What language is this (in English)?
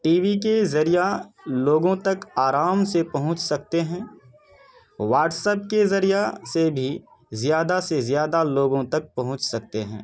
Urdu